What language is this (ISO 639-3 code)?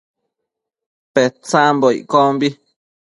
mcf